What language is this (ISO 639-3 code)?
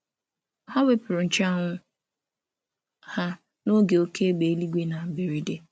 ibo